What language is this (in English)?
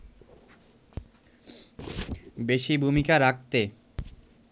Bangla